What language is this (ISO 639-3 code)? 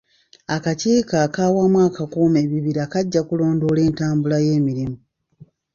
lug